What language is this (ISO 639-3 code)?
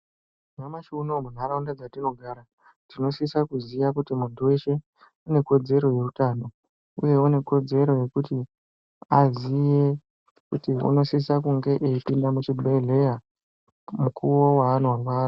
ndc